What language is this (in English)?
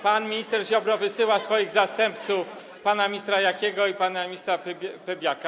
Polish